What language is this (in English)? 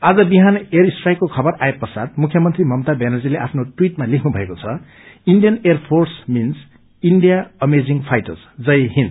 Nepali